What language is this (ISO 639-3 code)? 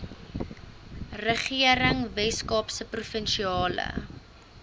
afr